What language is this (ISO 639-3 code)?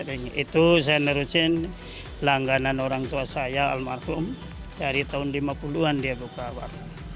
ind